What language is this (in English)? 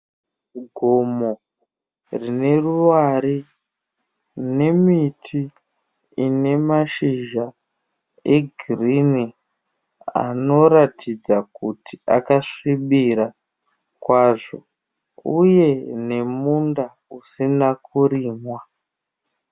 Shona